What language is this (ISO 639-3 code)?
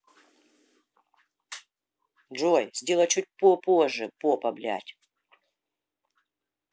rus